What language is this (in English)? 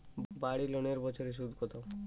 Bangla